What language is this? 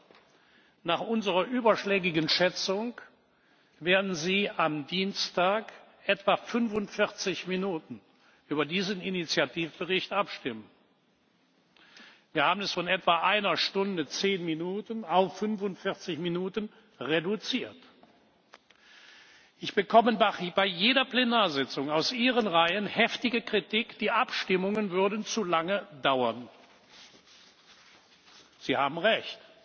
German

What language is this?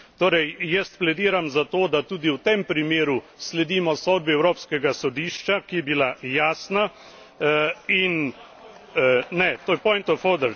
Slovenian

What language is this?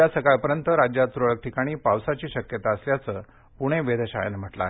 Marathi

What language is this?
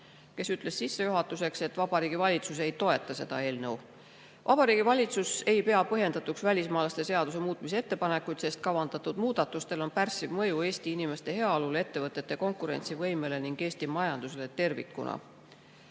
Estonian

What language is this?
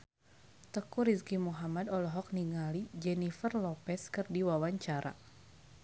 Sundanese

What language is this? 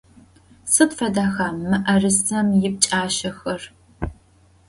Adyghe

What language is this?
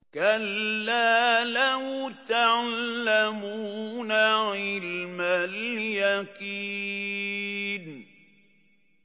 Arabic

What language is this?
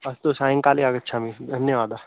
Sanskrit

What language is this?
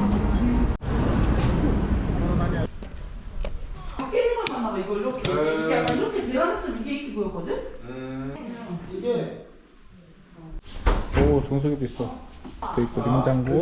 Korean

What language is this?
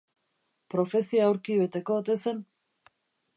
Basque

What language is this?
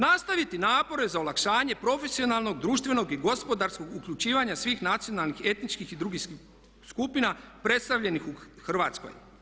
Croatian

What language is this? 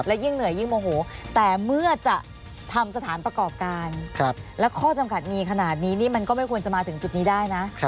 Thai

